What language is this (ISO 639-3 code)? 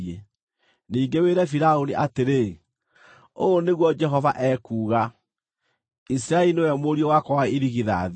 kik